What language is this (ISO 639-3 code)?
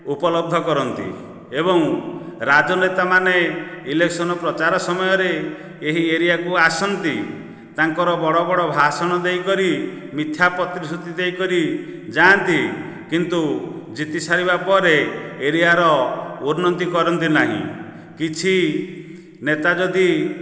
ori